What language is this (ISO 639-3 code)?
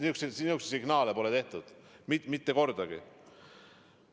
est